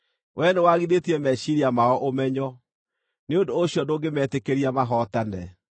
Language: Kikuyu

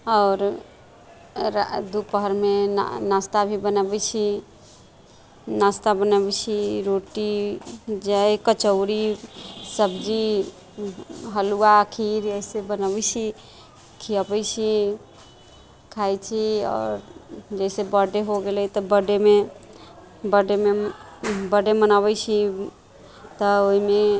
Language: Maithili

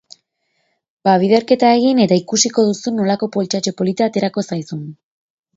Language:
Basque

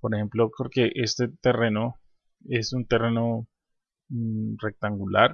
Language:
Spanish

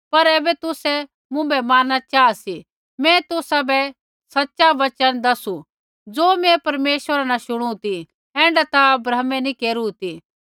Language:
Kullu Pahari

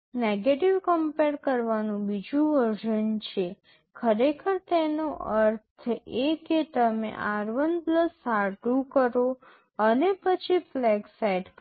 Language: Gujarati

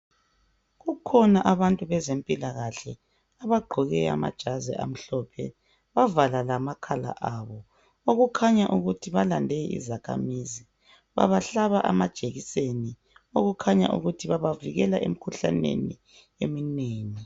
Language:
North Ndebele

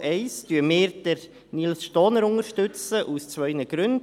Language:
Swiss German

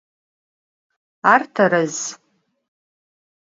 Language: Adyghe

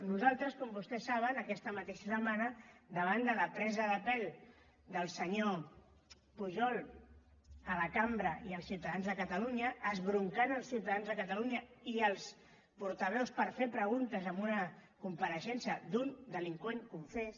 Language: Catalan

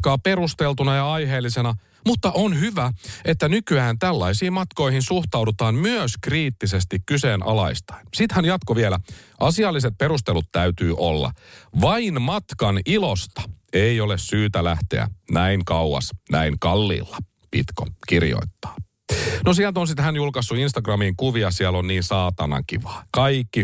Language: Finnish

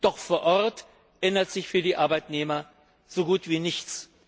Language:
German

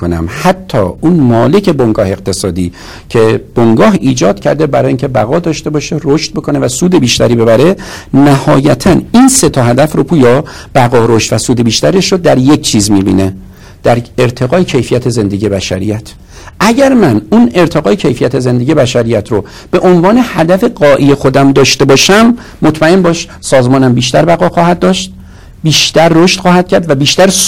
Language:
Persian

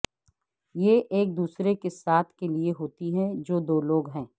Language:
Urdu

